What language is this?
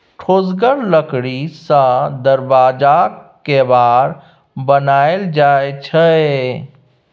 Maithili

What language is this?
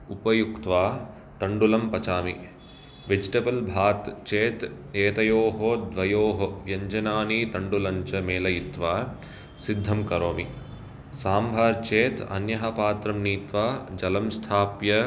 Sanskrit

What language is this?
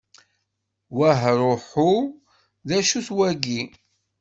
Kabyle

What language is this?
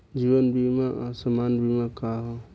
Bhojpuri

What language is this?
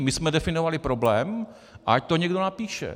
Czech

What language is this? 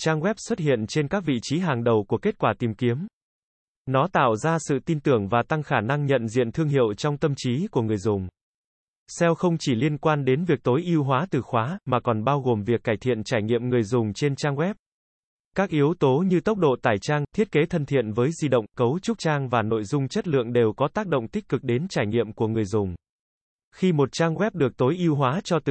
Vietnamese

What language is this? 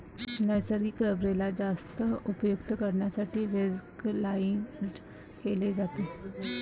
Marathi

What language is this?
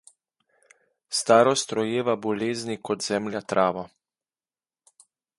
Slovenian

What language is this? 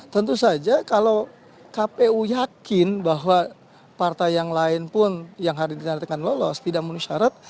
Indonesian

